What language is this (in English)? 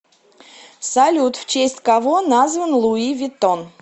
Russian